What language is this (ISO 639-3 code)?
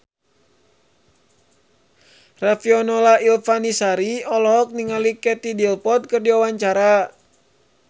sun